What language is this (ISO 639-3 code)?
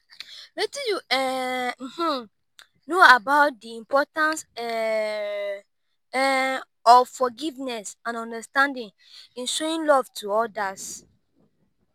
pcm